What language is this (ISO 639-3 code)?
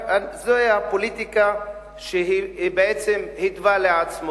heb